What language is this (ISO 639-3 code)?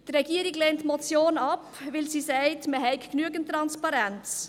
gsw